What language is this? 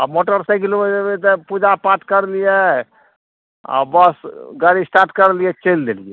Maithili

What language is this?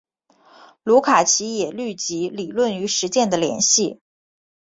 Chinese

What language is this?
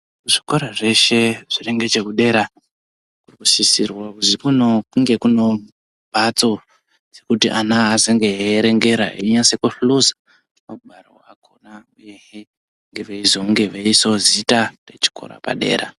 Ndau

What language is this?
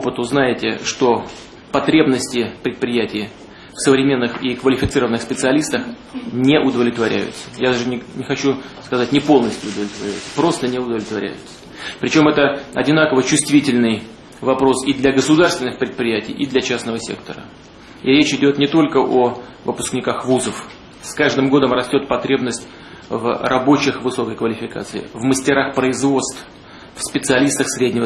Russian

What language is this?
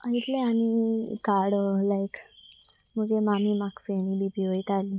Konkani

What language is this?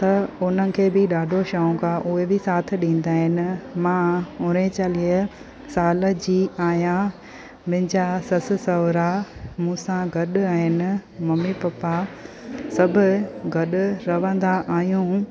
Sindhi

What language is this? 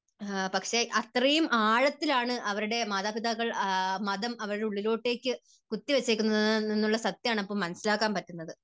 Malayalam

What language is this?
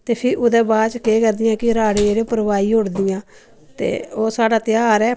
Dogri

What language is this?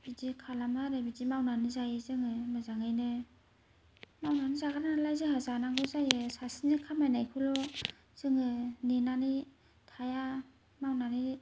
Bodo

